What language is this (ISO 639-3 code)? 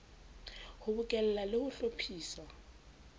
sot